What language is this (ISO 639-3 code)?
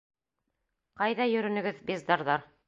bak